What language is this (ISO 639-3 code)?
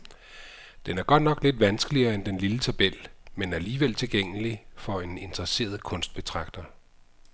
dan